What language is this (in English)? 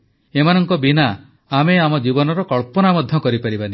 Odia